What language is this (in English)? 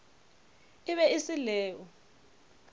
Northern Sotho